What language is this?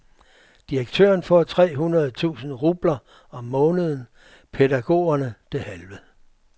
Danish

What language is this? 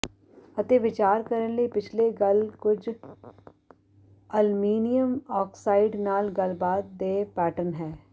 Punjabi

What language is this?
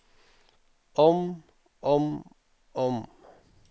Norwegian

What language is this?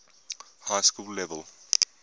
English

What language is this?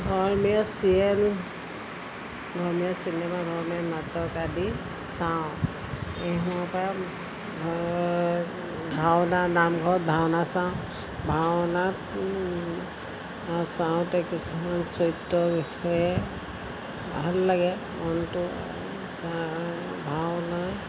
Assamese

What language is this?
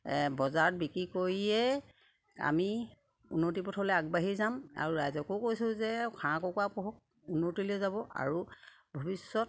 Assamese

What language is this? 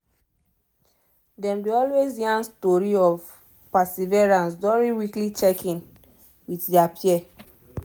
Nigerian Pidgin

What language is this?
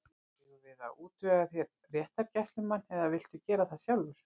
Icelandic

